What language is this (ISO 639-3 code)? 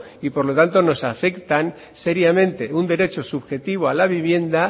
spa